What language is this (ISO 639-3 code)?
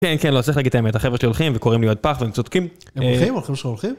heb